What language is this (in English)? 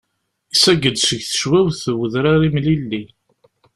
Kabyle